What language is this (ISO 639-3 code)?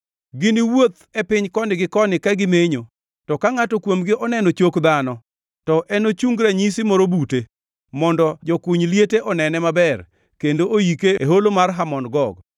luo